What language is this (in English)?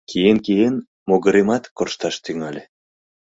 Mari